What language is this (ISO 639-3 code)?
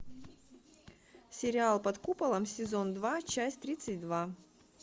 rus